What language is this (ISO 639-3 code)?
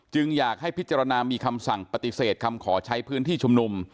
tha